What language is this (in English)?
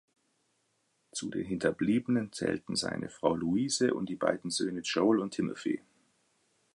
German